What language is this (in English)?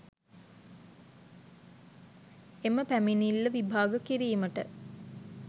Sinhala